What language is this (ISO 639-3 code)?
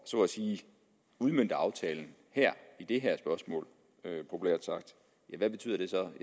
dan